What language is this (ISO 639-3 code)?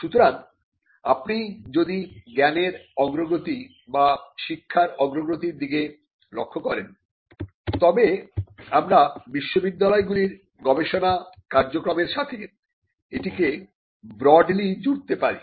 ben